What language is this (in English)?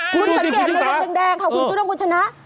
Thai